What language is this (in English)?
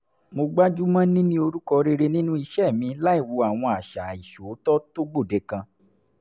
Yoruba